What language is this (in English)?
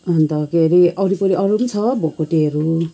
Nepali